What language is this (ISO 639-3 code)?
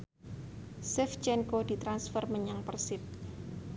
jav